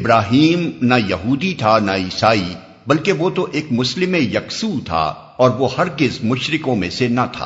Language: Urdu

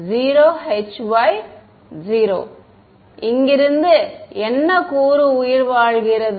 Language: Tamil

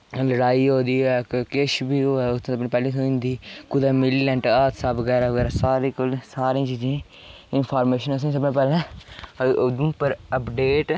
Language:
Dogri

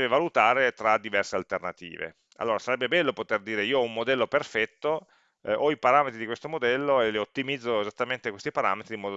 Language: Italian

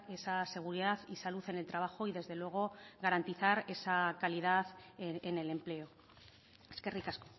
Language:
Spanish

